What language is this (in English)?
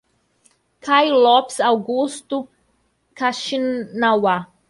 Portuguese